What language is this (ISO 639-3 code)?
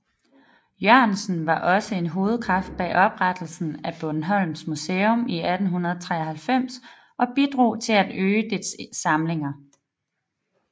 dan